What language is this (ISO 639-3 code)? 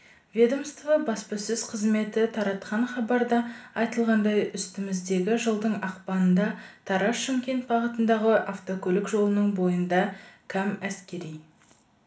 kaz